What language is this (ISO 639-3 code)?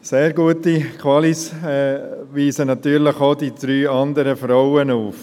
gsw